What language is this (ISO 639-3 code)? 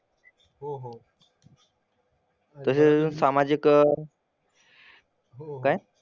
mar